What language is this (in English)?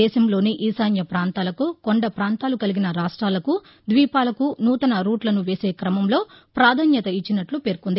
Telugu